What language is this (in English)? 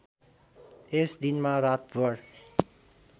Nepali